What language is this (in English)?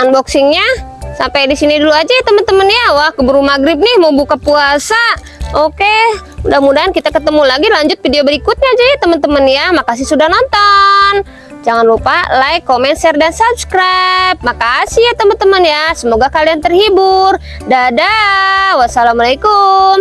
Indonesian